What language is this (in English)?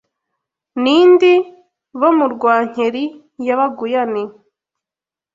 Kinyarwanda